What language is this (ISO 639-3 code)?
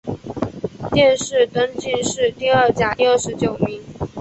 zho